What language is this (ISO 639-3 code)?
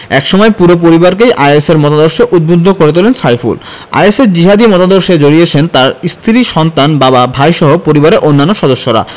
ben